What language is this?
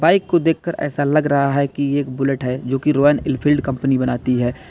Hindi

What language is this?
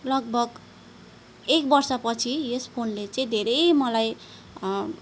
Nepali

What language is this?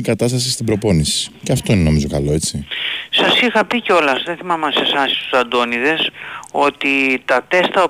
Greek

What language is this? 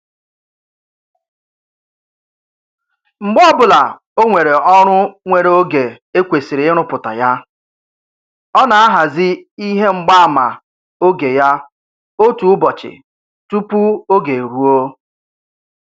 Igbo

